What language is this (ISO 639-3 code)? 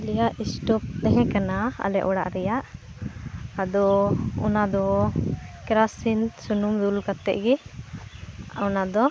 sat